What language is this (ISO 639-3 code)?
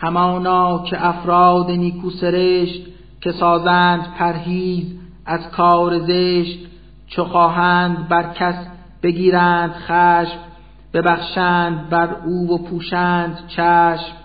fas